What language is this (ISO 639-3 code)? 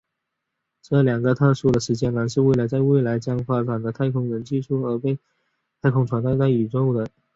zho